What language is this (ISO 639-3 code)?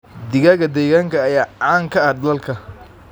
som